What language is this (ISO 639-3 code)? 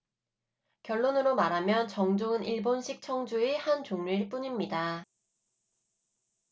kor